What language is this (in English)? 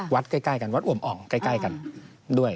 Thai